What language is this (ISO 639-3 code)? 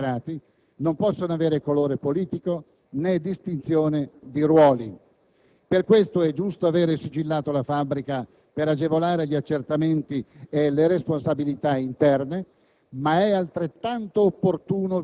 ita